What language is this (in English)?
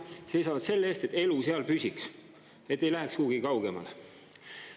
Estonian